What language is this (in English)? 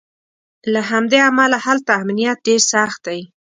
Pashto